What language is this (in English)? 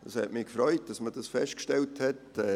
Swiss German